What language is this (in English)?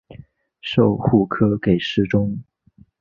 Chinese